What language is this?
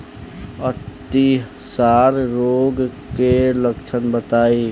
Bhojpuri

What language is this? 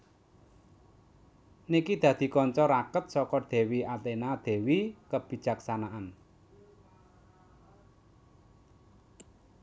Javanese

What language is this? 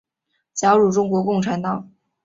Chinese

